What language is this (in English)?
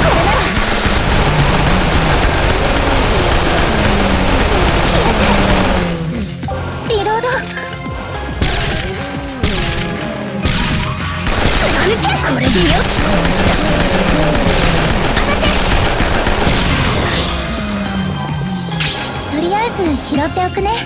Japanese